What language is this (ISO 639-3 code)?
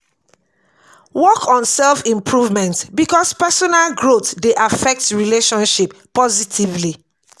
pcm